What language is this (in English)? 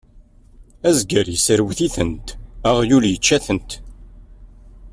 Kabyle